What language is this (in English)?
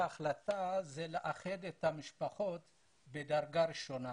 Hebrew